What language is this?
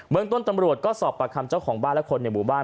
Thai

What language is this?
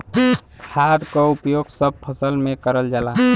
Bhojpuri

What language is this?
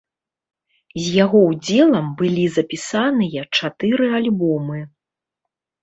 Belarusian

